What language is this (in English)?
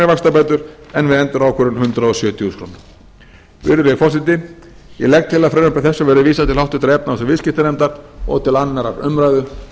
Icelandic